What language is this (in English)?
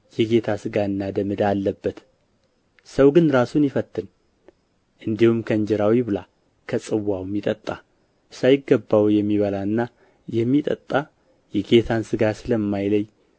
Amharic